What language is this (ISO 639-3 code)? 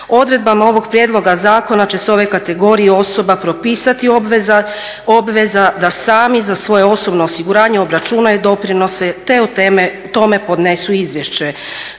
hrv